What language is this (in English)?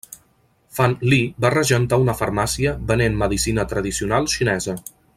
Catalan